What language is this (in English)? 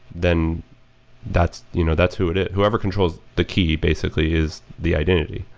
English